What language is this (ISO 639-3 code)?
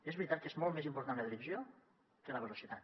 cat